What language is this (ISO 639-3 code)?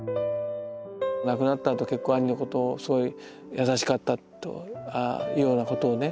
jpn